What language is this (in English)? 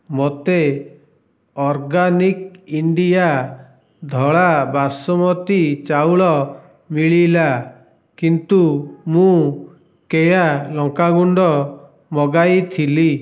Odia